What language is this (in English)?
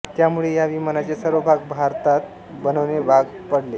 Marathi